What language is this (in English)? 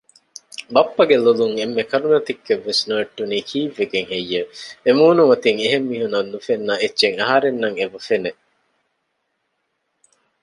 Divehi